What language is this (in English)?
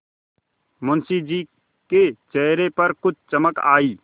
Hindi